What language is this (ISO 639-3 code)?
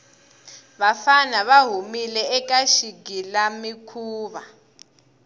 tso